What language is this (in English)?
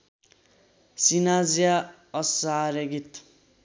Nepali